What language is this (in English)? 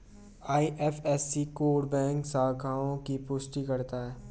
Hindi